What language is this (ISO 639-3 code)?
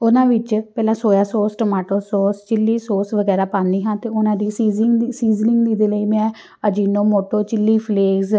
pan